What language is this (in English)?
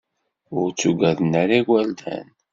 Kabyle